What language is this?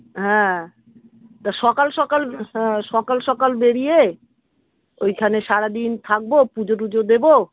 Bangla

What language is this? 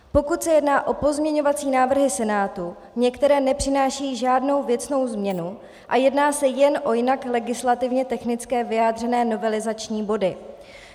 Czech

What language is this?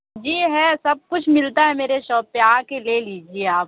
Urdu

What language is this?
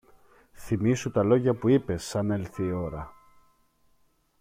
Greek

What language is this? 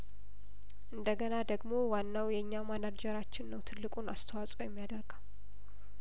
Amharic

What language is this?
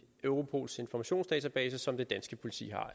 Danish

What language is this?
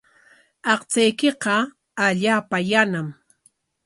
Corongo Ancash Quechua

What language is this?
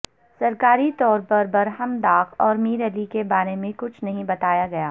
Urdu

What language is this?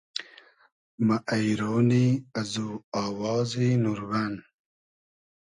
Hazaragi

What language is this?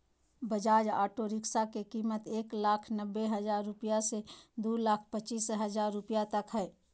Magahi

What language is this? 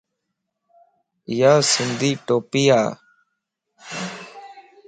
Lasi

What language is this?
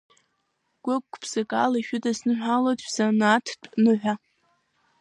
Abkhazian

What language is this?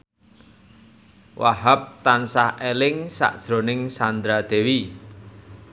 Javanese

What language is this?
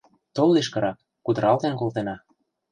Mari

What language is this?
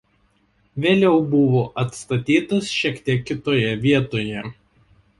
Lithuanian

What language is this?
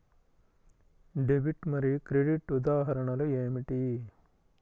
Telugu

